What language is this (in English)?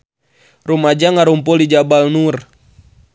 Sundanese